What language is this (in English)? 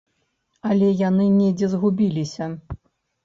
Belarusian